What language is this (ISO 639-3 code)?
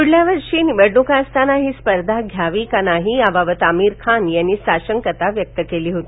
mar